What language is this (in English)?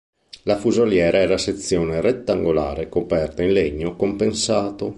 Italian